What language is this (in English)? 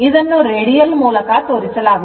Kannada